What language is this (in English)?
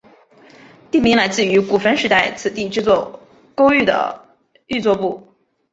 Chinese